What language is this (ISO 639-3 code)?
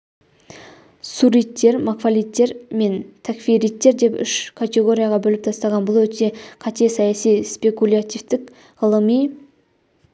kaz